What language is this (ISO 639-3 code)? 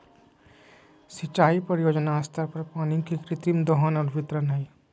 mag